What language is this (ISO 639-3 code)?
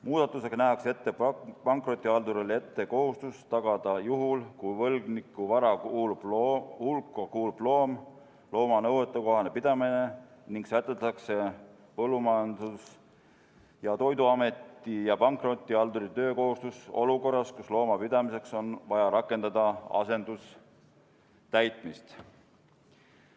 est